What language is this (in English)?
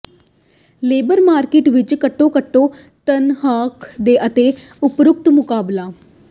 Punjabi